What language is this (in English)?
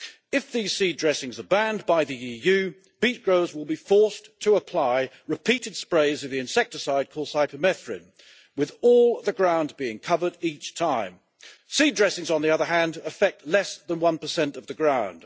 English